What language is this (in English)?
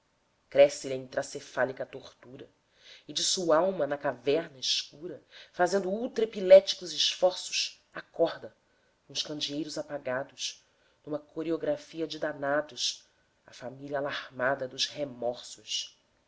Portuguese